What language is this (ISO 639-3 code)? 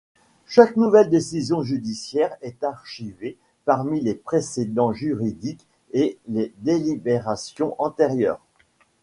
fra